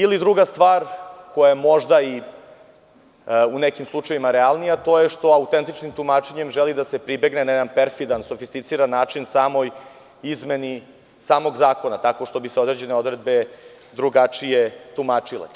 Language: Serbian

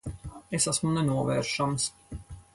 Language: Latvian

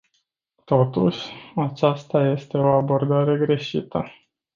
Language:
Romanian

